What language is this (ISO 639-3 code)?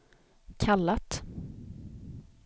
swe